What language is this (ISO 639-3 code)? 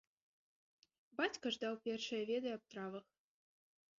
bel